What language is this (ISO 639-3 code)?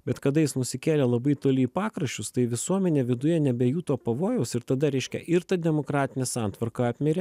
lit